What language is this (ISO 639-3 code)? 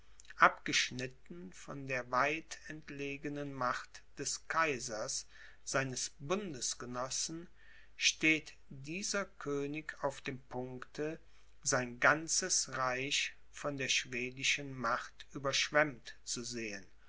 deu